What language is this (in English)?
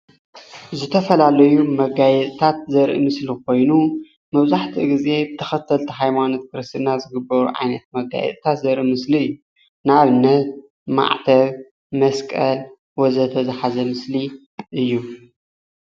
Tigrinya